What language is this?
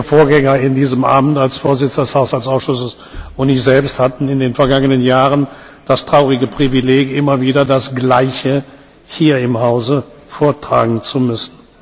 German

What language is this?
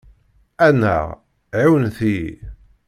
Kabyle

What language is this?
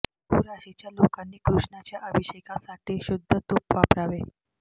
Marathi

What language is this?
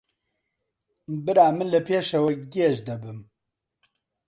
Central Kurdish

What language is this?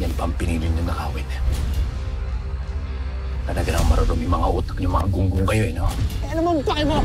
Filipino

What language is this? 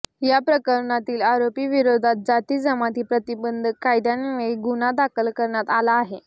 Marathi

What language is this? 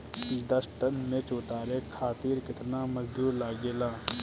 Bhojpuri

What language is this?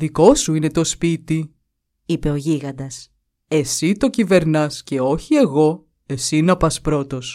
Greek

